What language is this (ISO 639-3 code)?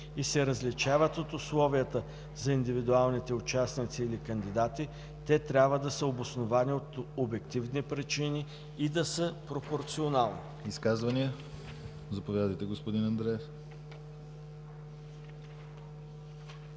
bul